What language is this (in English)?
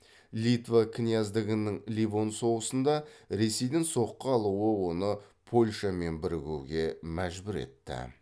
Kazakh